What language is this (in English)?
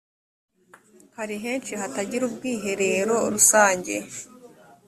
Kinyarwanda